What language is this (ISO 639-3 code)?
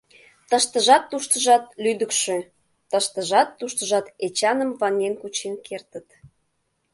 chm